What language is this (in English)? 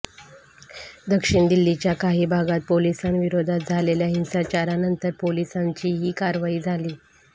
Marathi